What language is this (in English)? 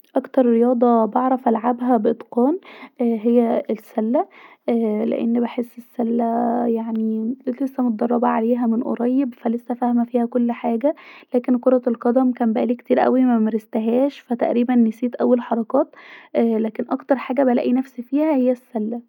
Egyptian Arabic